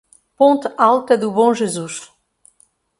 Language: Portuguese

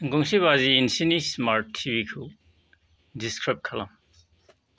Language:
Bodo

